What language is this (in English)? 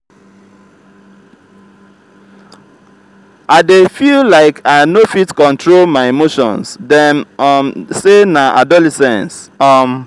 Nigerian Pidgin